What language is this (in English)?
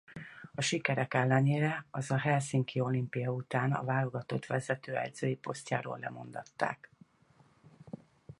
Hungarian